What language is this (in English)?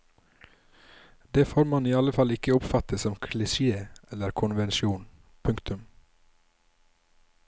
Norwegian